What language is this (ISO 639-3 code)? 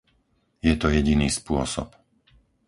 slk